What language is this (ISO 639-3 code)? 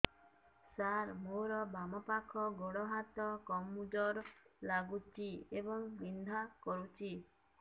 ori